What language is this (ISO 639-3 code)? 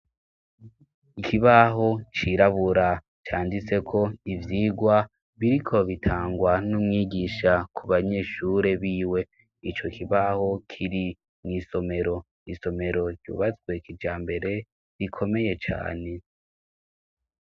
run